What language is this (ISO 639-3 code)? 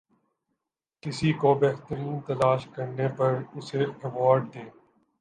urd